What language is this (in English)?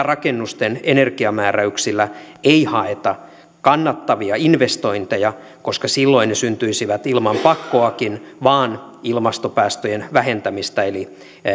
Finnish